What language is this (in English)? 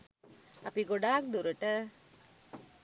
Sinhala